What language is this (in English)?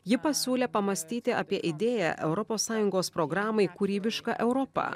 Lithuanian